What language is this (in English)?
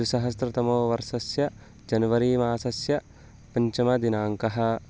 Sanskrit